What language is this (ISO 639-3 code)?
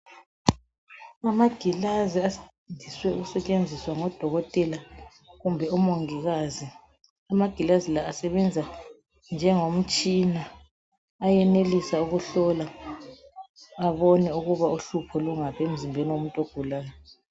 nde